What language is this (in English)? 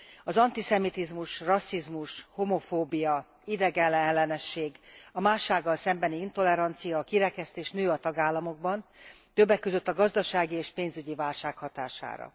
Hungarian